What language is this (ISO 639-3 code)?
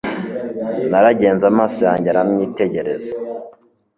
kin